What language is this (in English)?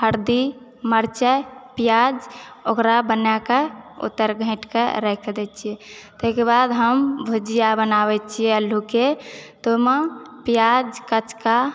Maithili